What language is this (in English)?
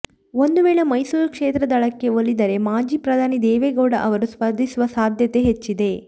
Kannada